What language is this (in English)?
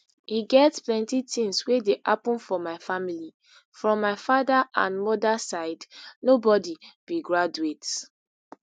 Nigerian Pidgin